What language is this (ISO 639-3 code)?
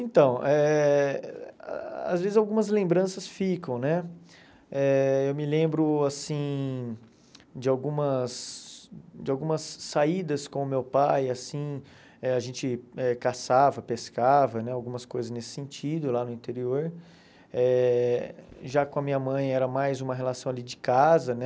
por